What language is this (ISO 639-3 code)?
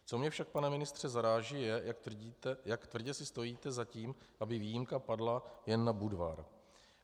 ces